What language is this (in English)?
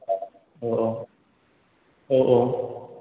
Bodo